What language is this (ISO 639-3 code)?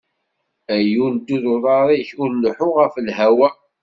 kab